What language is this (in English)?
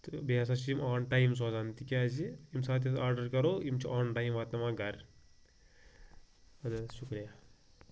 Kashmiri